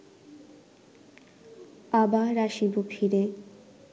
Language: Bangla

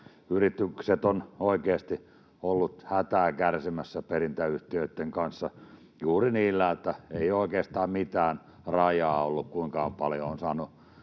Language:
Finnish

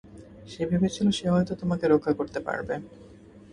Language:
Bangla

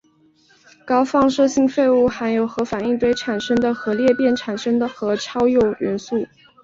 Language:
Chinese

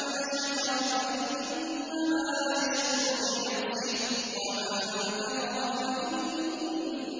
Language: Arabic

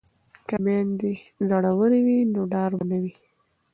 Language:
Pashto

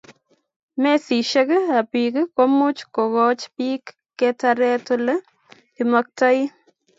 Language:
Kalenjin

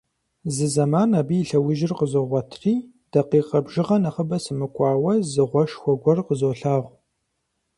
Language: Kabardian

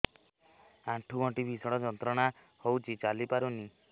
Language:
Odia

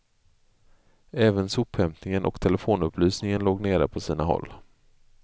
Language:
Swedish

